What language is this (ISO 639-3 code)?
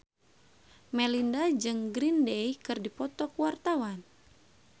sun